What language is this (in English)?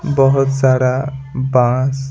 Hindi